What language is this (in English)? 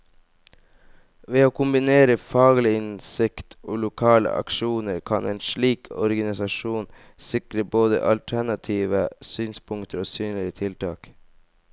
Norwegian